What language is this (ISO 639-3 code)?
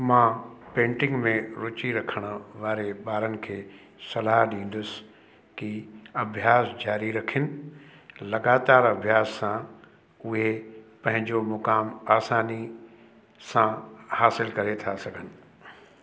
snd